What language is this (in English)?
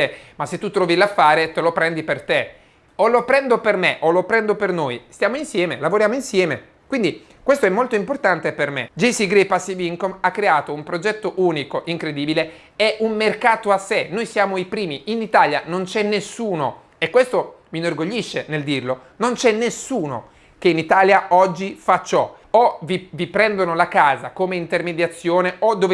Italian